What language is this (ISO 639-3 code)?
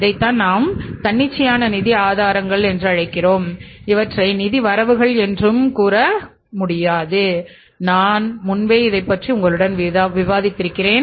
tam